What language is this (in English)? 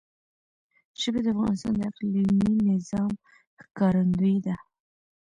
Pashto